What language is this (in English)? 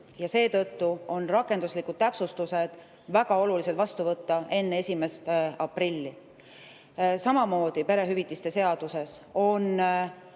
Estonian